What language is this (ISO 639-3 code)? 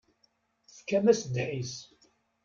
kab